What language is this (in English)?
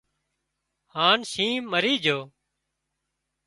Wadiyara Koli